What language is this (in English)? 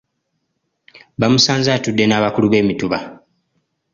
Ganda